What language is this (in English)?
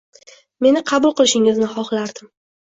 Uzbek